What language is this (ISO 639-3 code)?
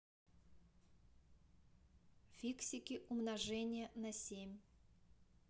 rus